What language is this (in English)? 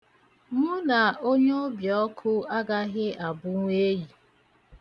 Igbo